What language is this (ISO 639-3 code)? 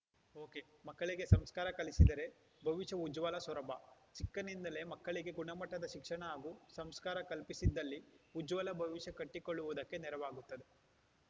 kan